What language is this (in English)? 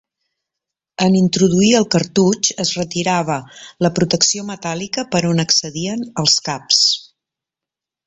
Catalan